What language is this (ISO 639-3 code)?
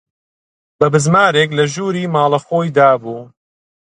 ckb